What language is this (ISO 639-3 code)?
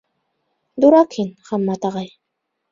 bak